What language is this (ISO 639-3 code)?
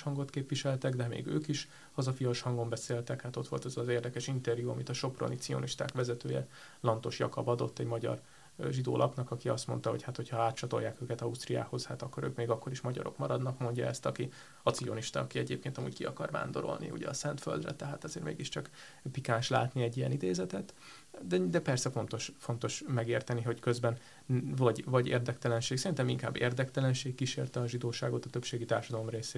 hun